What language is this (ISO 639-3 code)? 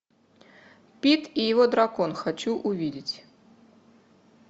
rus